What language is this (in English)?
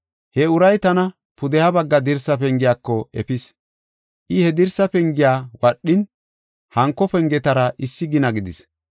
Gofa